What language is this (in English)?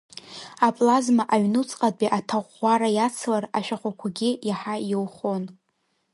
Abkhazian